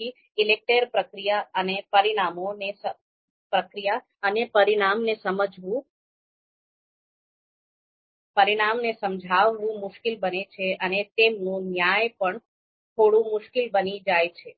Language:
Gujarati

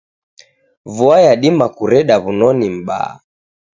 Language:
Taita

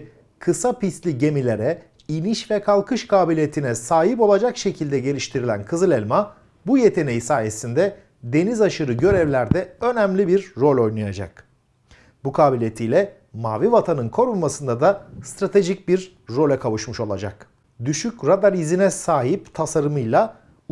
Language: Turkish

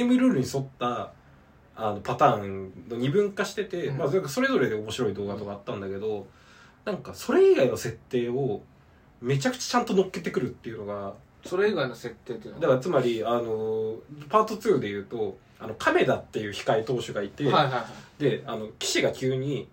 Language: Japanese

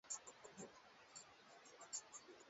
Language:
Swahili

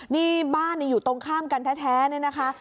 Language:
Thai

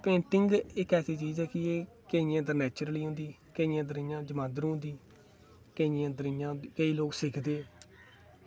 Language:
Dogri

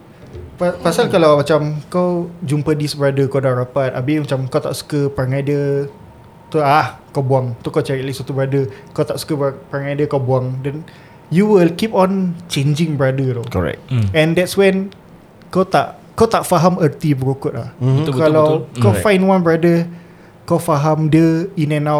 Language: Malay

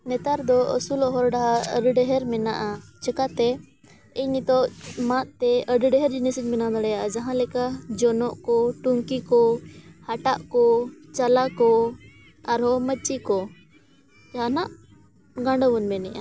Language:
Santali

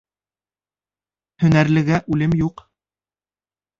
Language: Bashkir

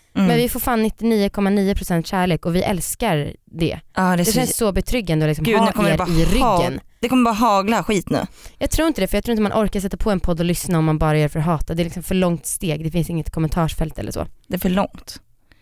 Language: Swedish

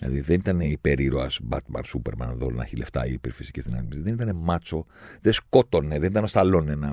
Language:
Greek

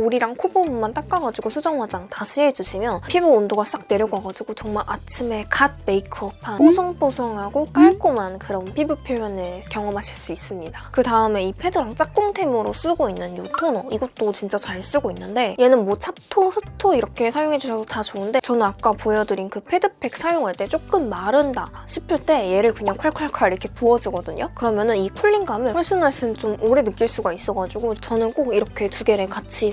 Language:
Korean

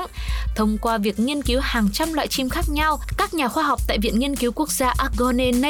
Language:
Vietnamese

